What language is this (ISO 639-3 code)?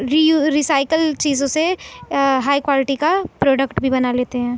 urd